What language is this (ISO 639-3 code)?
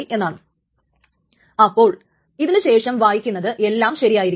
mal